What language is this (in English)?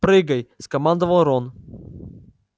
Russian